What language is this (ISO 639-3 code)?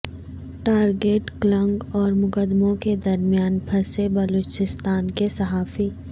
urd